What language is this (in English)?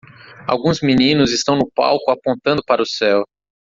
Portuguese